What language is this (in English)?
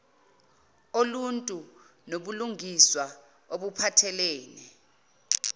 Zulu